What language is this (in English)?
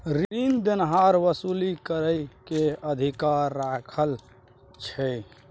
Maithili